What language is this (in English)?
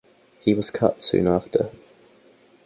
English